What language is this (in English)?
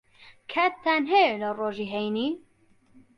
Central Kurdish